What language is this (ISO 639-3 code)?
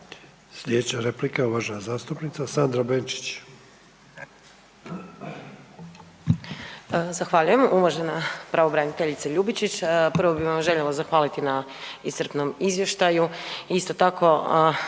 hrv